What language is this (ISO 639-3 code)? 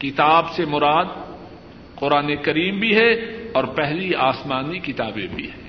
urd